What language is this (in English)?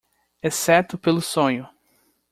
Portuguese